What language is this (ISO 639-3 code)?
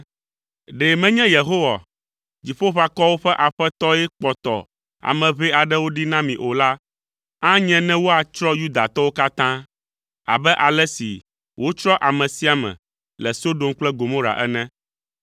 ewe